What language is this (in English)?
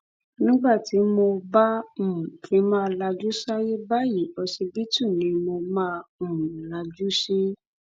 Yoruba